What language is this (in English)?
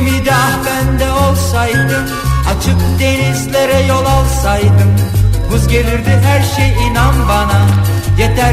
Turkish